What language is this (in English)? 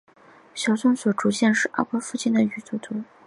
Chinese